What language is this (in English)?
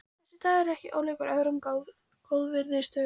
Icelandic